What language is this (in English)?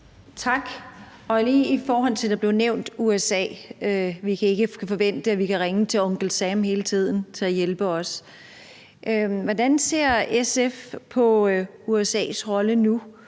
Danish